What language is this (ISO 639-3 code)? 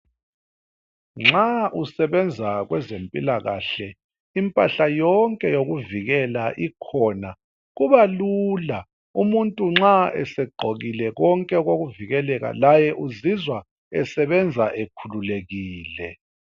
nde